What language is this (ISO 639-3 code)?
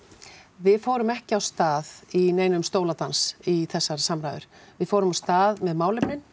isl